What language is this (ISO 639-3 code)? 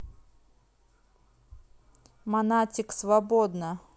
rus